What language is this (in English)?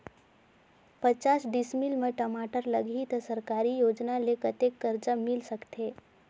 Chhattisgarhi